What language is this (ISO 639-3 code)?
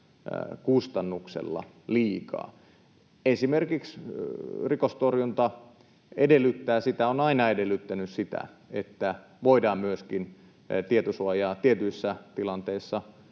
fin